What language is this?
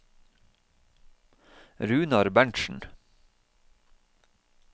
Norwegian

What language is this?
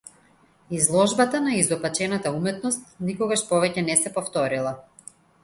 Macedonian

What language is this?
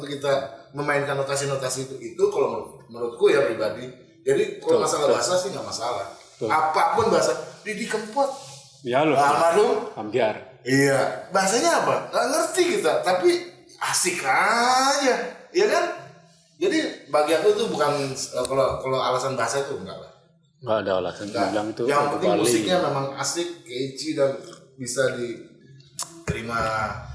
Indonesian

